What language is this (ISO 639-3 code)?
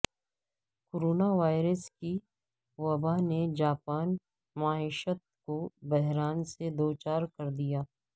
urd